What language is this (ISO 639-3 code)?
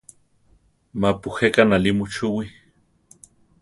tar